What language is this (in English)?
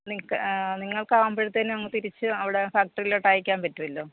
Malayalam